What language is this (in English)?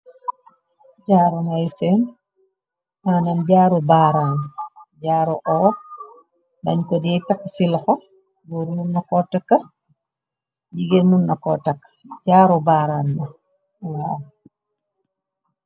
Wolof